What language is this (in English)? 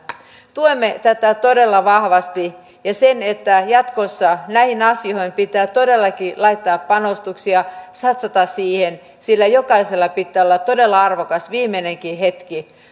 Finnish